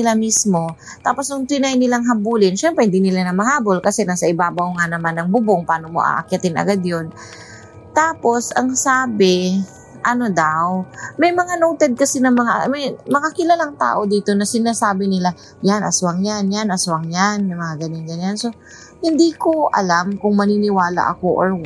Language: Filipino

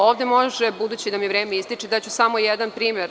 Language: Serbian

